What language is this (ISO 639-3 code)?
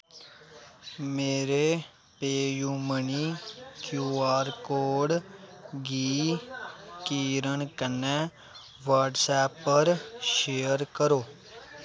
doi